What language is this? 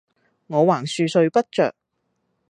Cantonese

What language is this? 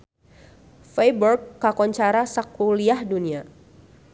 Sundanese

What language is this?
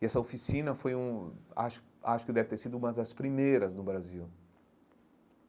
Portuguese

